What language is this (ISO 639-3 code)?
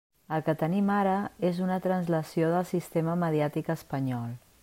cat